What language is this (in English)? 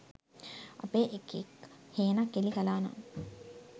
Sinhala